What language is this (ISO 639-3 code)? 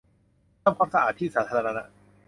tha